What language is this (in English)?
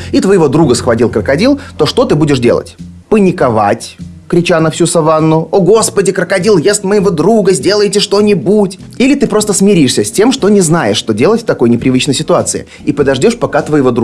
Russian